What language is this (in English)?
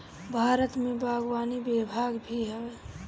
Bhojpuri